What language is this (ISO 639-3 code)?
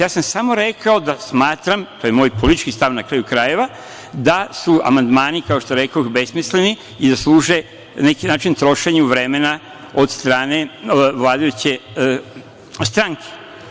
srp